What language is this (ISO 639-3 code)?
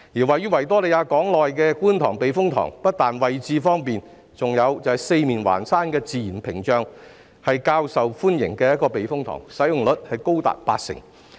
yue